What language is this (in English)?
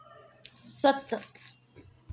Dogri